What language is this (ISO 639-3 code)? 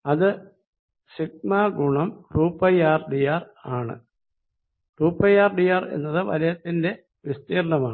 mal